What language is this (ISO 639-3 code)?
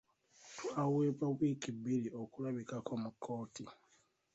lug